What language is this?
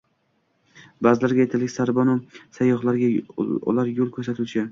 Uzbek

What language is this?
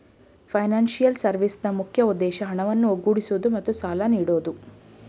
Kannada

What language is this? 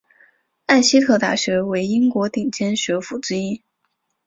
Chinese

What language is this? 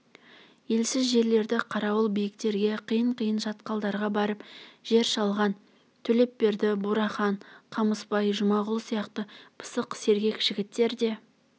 Kazakh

